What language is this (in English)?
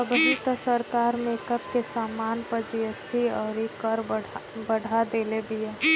Bhojpuri